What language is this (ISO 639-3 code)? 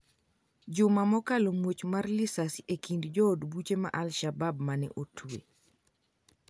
luo